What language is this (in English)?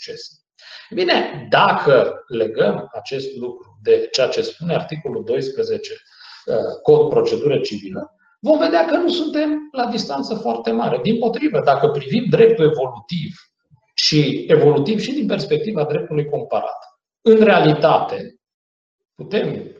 Romanian